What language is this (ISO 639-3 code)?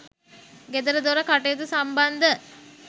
sin